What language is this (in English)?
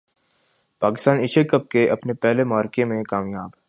Urdu